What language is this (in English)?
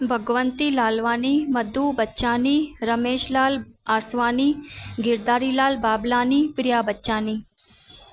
Sindhi